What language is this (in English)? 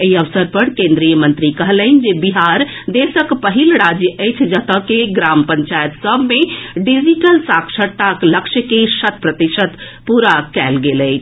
Maithili